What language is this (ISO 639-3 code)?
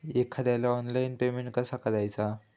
mar